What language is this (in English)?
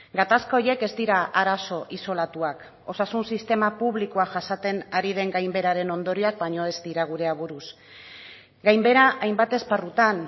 Basque